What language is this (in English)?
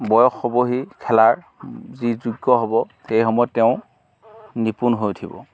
Assamese